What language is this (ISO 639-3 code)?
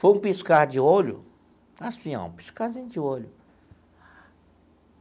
por